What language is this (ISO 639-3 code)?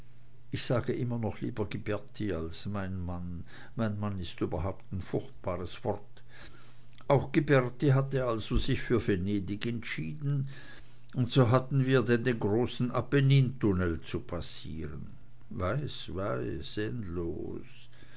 deu